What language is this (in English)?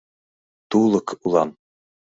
Mari